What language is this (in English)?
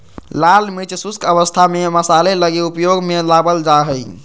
Magahi